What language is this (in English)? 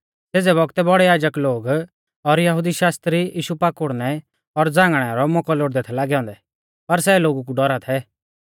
Mahasu Pahari